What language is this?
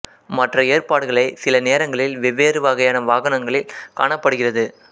Tamil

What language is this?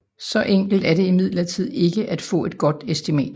Danish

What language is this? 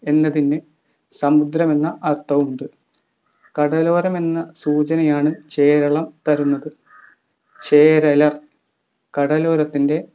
Malayalam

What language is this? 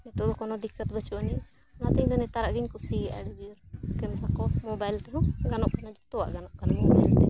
Santali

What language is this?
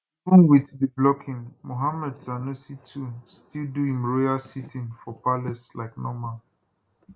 Nigerian Pidgin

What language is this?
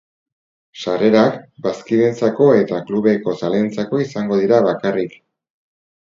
Basque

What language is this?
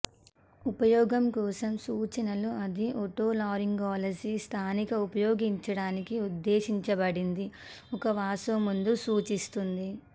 Telugu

